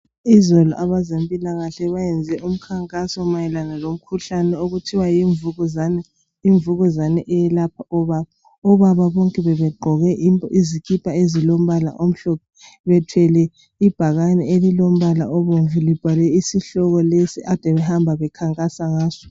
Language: North Ndebele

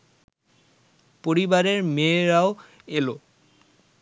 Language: Bangla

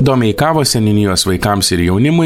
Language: Lithuanian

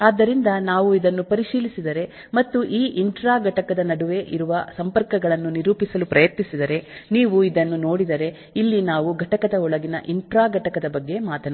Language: Kannada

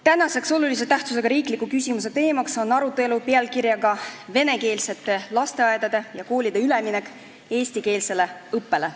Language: Estonian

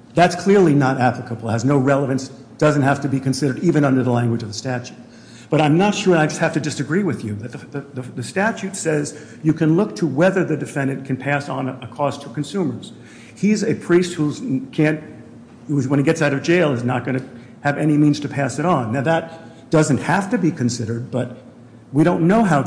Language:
English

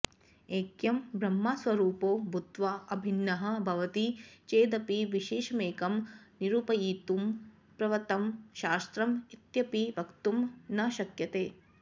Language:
Sanskrit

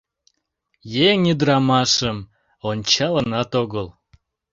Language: Mari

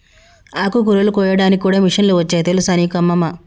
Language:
Telugu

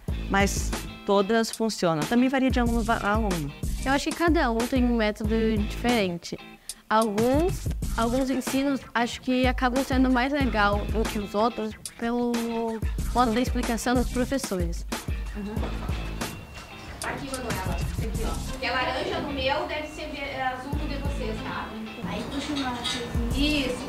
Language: Portuguese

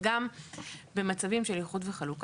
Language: Hebrew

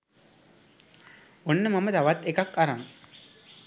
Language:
Sinhala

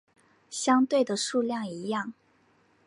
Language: Chinese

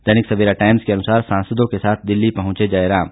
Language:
Hindi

